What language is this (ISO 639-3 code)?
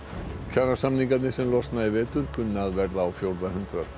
isl